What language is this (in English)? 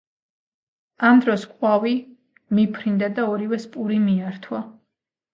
Georgian